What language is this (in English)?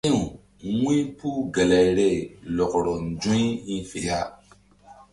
Mbum